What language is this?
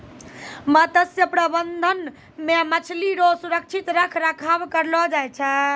Maithili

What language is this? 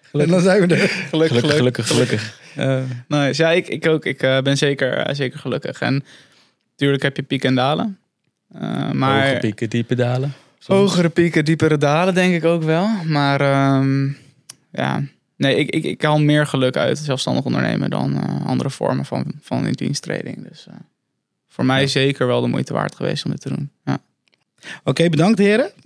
Dutch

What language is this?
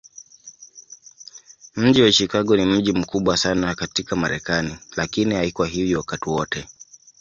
Swahili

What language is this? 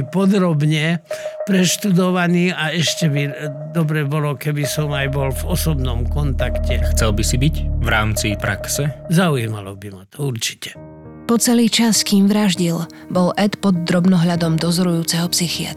Slovak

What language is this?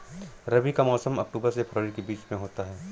Hindi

